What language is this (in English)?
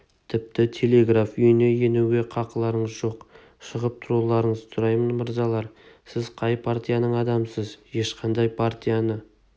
Kazakh